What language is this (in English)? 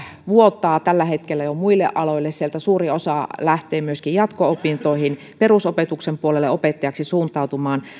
Finnish